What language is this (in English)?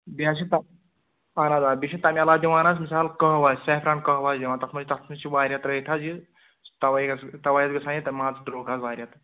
Kashmiri